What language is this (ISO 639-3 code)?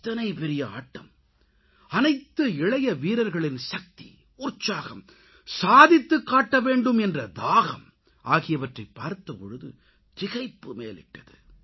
tam